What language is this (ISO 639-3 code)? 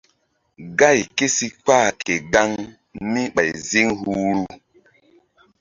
mdd